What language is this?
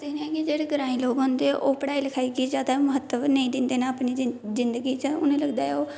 Dogri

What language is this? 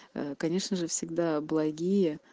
Russian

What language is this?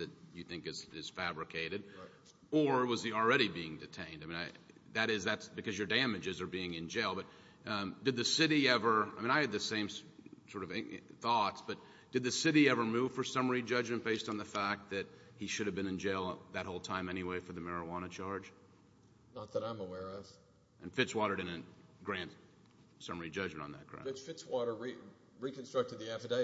English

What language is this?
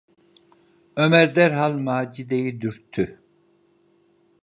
Turkish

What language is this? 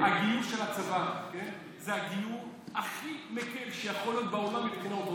Hebrew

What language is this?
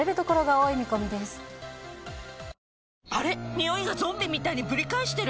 Japanese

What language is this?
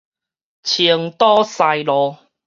Min Nan Chinese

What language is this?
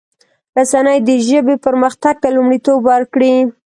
Pashto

